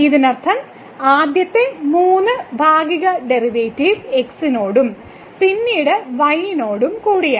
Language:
Malayalam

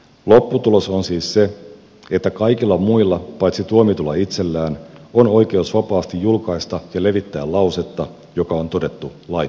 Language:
Finnish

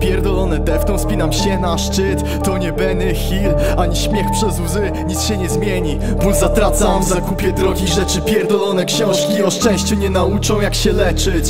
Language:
Polish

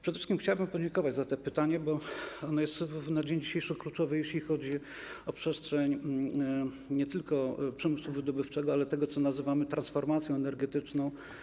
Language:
Polish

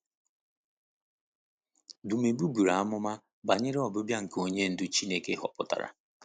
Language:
Igbo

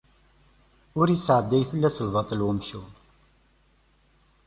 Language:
Kabyle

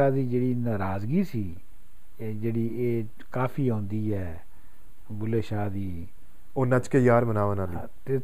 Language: Punjabi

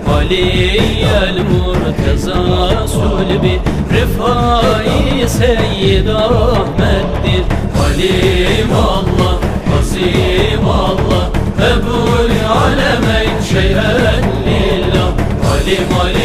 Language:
Turkish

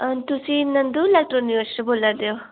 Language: Dogri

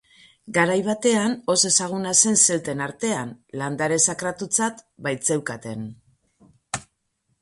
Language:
Basque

